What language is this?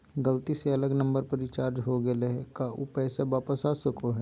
Magahi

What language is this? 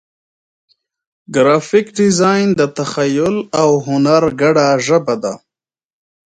Pashto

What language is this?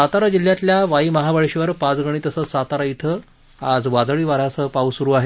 Marathi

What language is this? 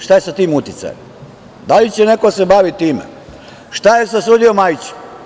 Serbian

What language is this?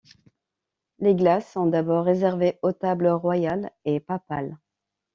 French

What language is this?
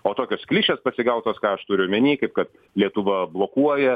Lithuanian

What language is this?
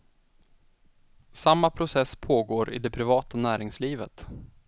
Swedish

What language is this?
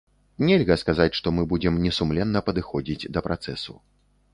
Belarusian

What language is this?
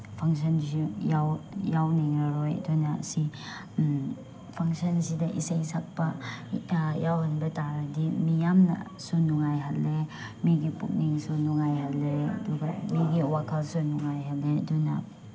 Manipuri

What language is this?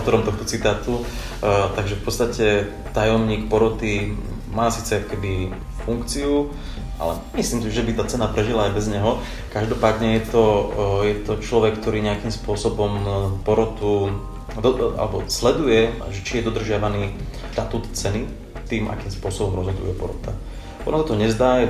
Slovak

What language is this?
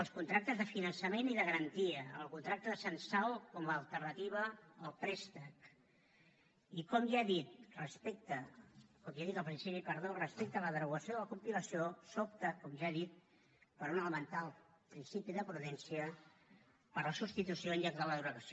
Catalan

